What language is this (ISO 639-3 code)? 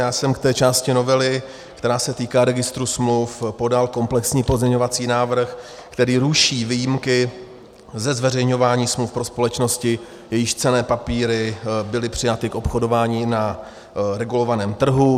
ces